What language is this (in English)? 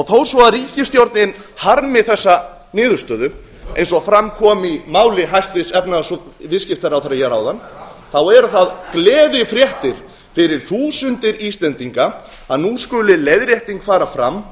Icelandic